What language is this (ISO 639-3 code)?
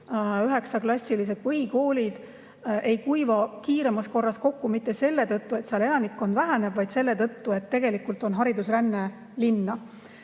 est